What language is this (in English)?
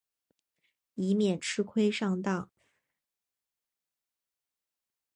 Chinese